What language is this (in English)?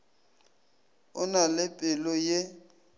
Northern Sotho